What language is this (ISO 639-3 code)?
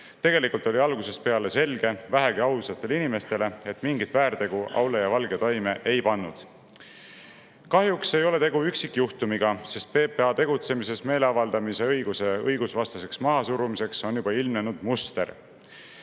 est